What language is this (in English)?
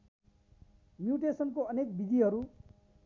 Nepali